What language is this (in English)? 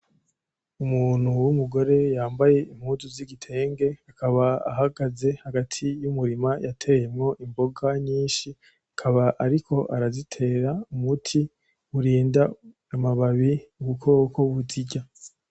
Rundi